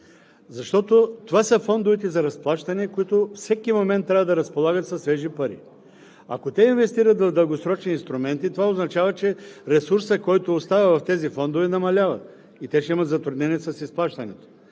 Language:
Bulgarian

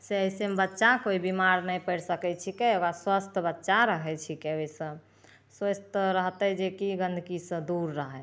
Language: Maithili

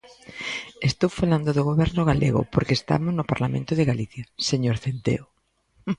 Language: Galician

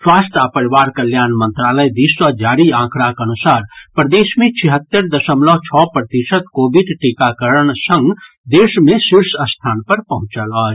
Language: Maithili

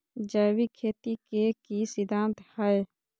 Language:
Magahi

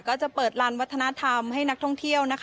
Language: Thai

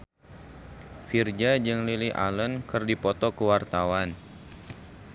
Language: Sundanese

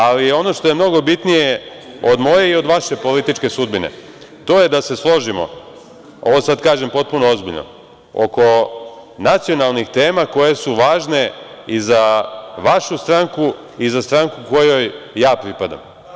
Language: Serbian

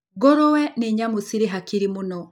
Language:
Kikuyu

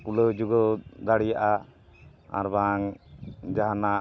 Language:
Santali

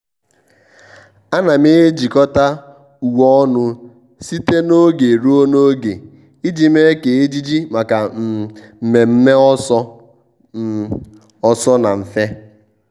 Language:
Igbo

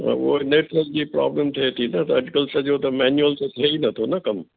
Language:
Sindhi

